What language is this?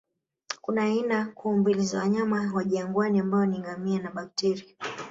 Swahili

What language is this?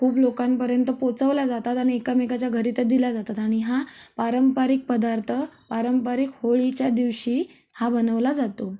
Marathi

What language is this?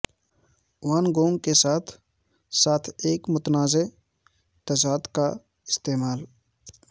Urdu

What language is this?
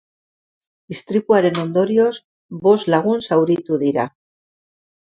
Basque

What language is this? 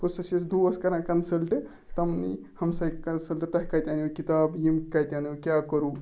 Kashmiri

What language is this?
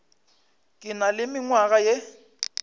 Northern Sotho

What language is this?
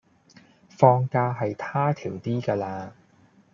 Cantonese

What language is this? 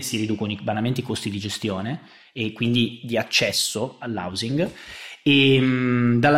Italian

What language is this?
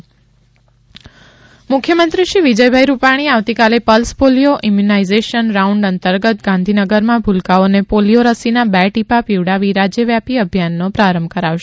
Gujarati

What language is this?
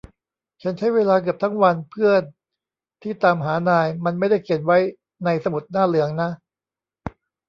Thai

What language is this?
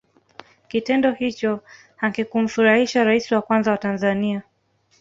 Swahili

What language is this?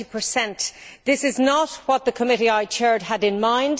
English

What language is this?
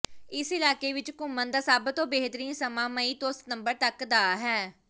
Punjabi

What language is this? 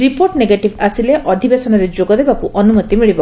Odia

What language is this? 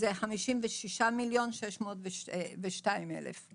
Hebrew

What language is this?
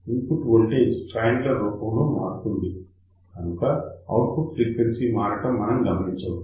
Telugu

